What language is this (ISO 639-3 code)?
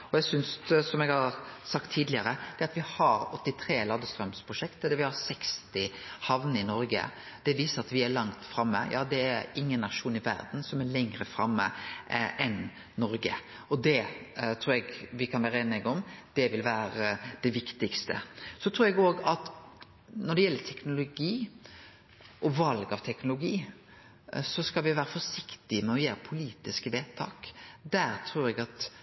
nno